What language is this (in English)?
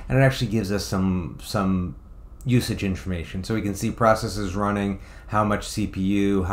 English